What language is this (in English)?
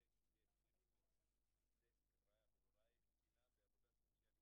Hebrew